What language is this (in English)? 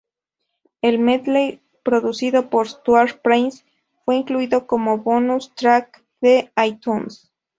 Spanish